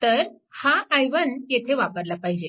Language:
Marathi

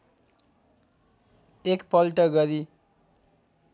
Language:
Nepali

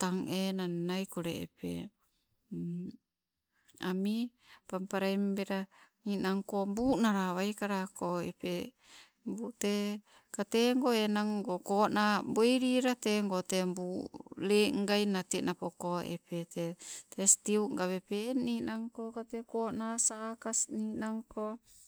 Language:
Sibe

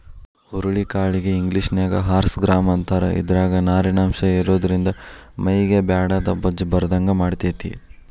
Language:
Kannada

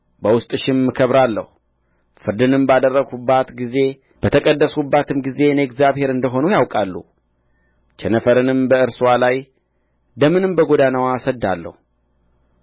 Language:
Amharic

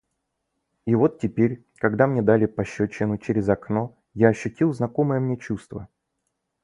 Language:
Russian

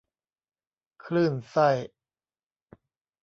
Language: Thai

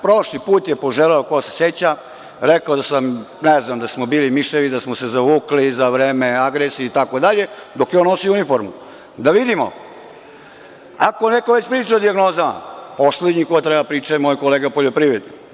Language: Serbian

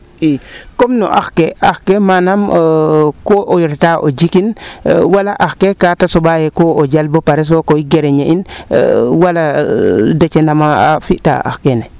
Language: Serer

